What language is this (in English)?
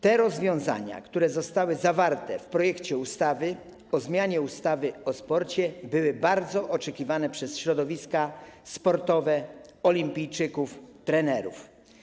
Polish